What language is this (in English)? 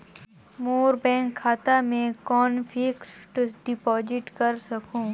Chhattisgarhi